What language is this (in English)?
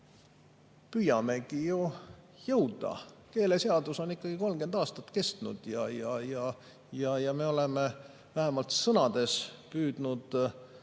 Estonian